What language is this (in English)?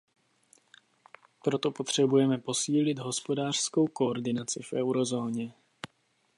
Czech